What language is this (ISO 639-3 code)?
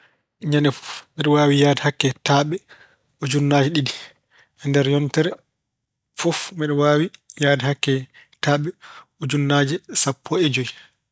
ful